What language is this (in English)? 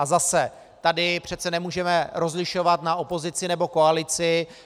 Czech